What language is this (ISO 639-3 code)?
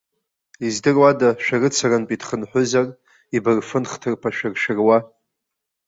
abk